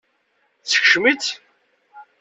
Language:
Kabyle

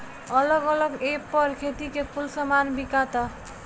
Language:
Bhojpuri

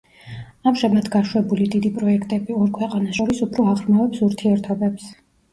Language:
Georgian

